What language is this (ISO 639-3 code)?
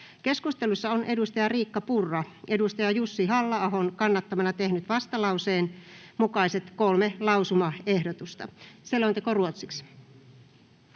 fin